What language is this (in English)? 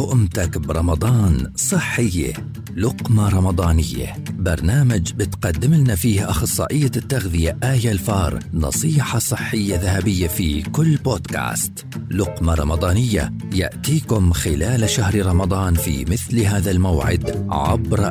Arabic